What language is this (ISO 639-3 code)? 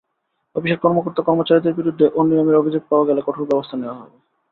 ben